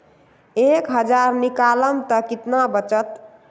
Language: Magahi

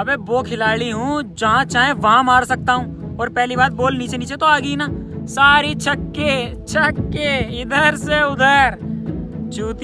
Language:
Hindi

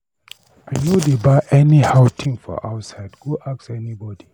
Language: Nigerian Pidgin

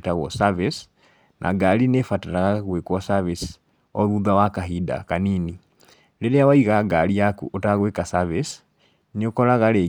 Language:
Kikuyu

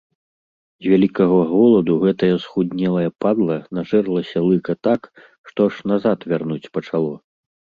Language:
Belarusian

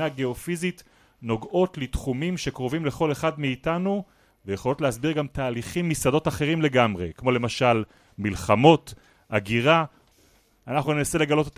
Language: Hebrew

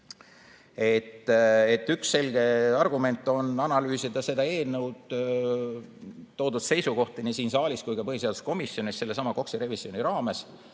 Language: Estonian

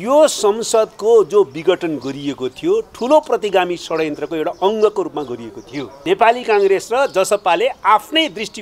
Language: Romanian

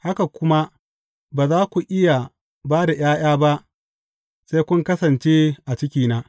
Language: Hausa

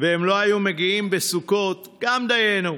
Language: Hebrew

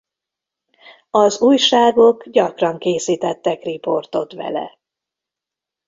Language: Hungarian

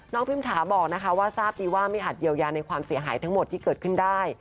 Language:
Thai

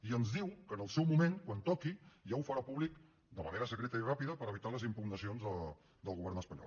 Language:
Catalan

